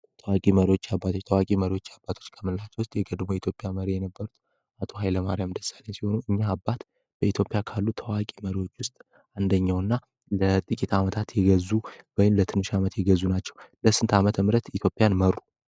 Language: Amharic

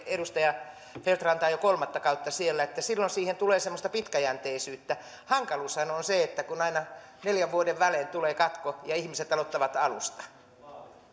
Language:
Finnish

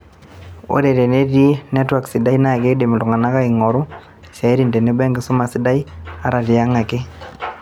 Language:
Masai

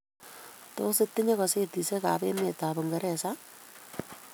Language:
Kalenjin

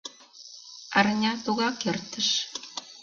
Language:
Mari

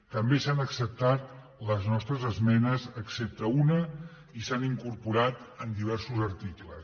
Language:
Catalan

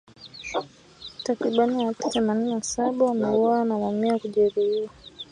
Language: Swahili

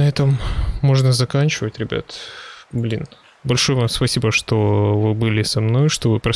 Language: Russian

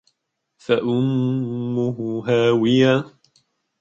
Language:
Arabic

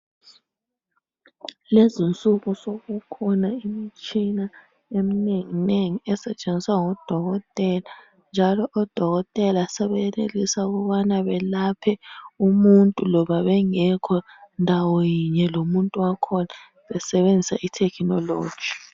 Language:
North Ndebele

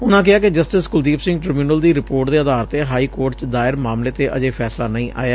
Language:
Punjabi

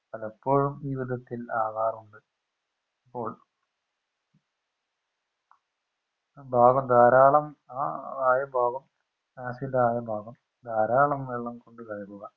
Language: Malayalam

